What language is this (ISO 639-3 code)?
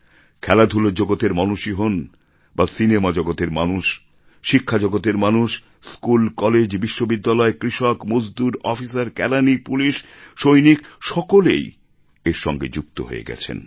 ben